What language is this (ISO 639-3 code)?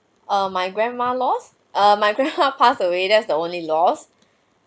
eng